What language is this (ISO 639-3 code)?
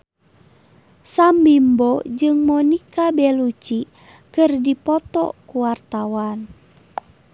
sun